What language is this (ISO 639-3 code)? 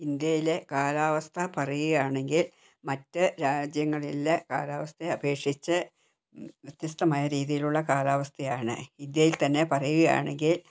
mal